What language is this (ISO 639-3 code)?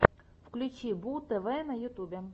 rus